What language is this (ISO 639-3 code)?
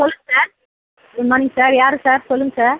tam